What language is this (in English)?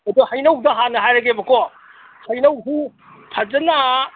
Manipuri